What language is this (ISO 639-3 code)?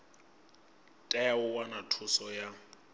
ven